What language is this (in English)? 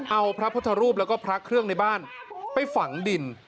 Thai